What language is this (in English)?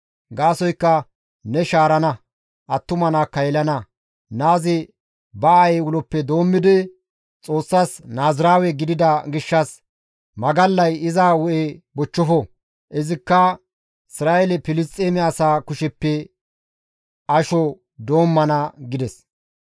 Gamo